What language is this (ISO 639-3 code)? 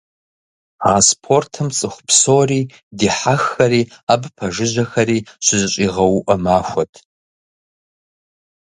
kbd